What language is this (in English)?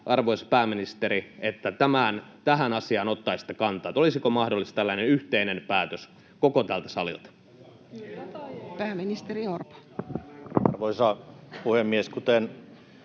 Finnish